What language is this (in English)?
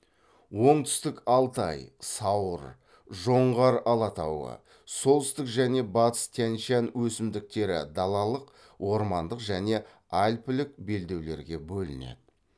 Kazakh